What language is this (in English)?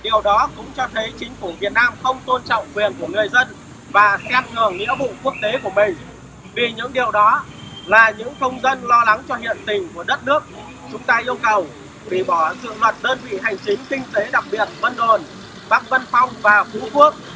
Vietnamese